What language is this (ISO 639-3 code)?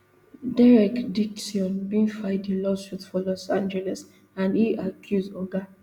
pcm